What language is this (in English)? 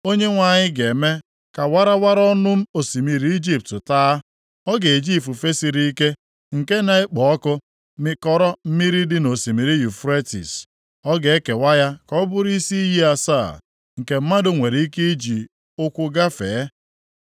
Igbo